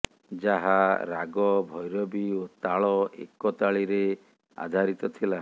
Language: Odia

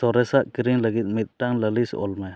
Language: Santali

